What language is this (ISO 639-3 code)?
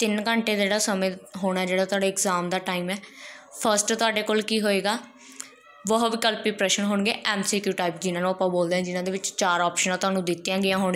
hin